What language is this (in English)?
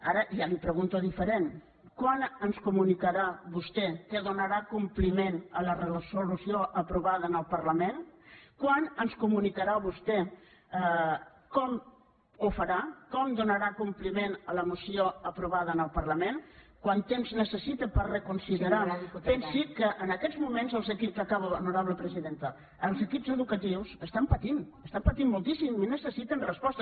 Catalan